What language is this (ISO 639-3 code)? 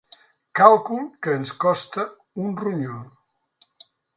cat